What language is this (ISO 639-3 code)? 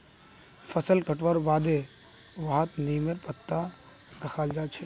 mag